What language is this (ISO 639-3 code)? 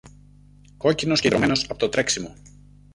ell